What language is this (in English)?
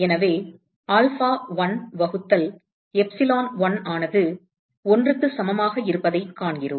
Tamil